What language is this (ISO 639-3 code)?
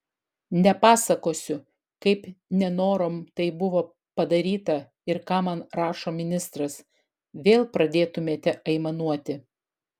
lit